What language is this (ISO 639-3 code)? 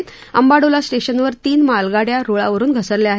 mar